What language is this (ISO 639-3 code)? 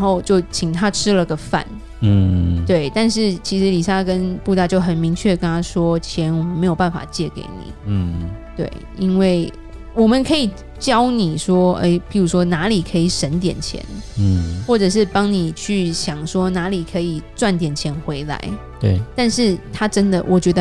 zho